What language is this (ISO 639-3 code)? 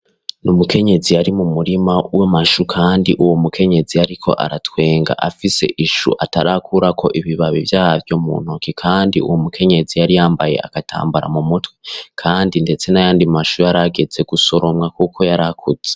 run